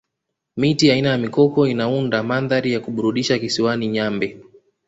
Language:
Swahili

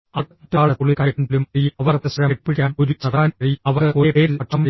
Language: Malayalam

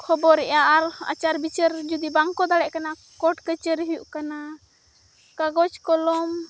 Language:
Santali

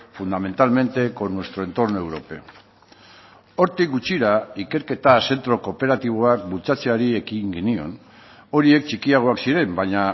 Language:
Basque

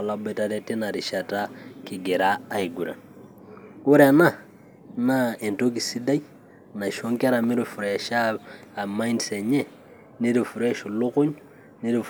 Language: Masai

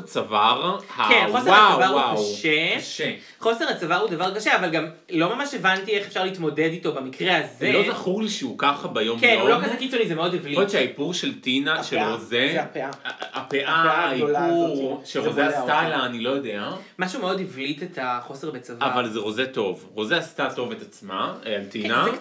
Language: Hebrew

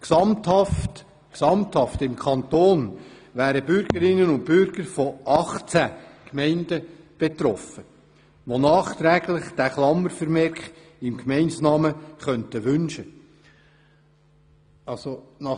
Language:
Swiss German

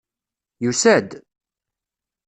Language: Kabyle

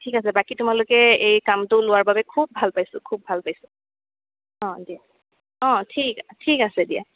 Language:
Assamese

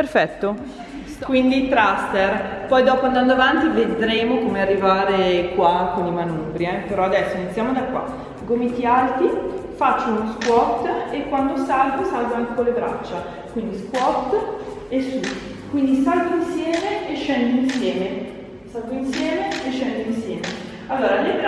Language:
Italian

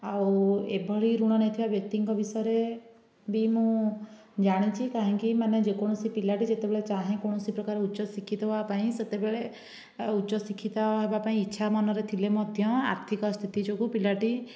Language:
Odia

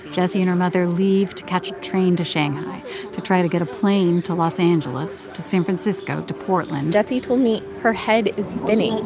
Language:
English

